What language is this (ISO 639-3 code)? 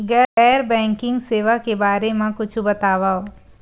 hne